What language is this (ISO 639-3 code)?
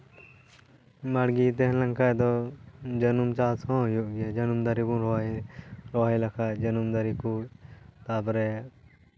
sat